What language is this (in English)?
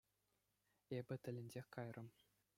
Chuvash